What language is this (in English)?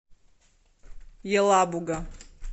Russian